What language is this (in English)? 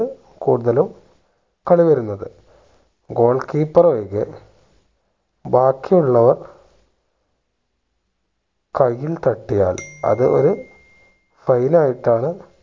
Malayalam